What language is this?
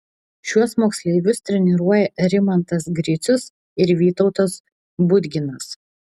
Lithuanian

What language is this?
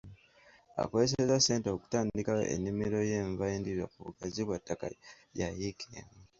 Ganda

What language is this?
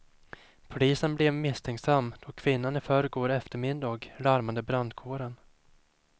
Swedish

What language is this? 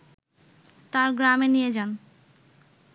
Bangla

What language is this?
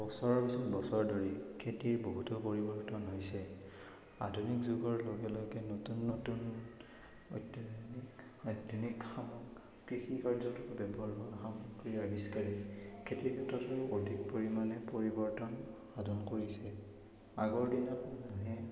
Assamese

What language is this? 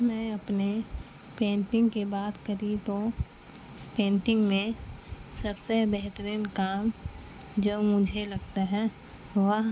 Urdu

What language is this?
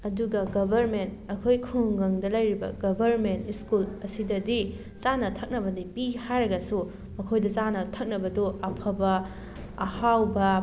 Manipuri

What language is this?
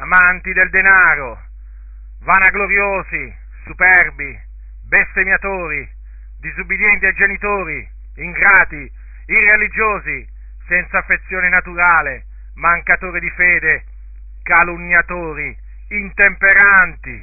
Italian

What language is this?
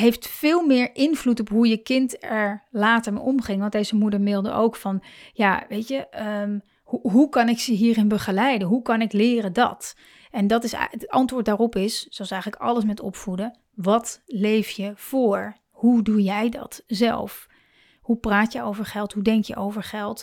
Dutch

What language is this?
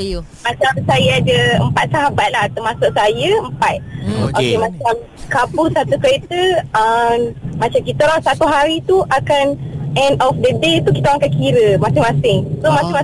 Malay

